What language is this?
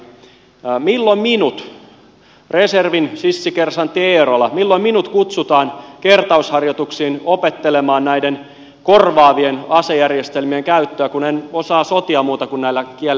Finnish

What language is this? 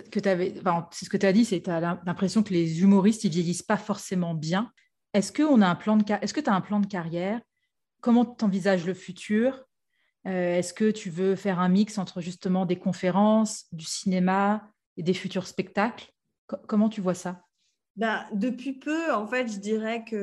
French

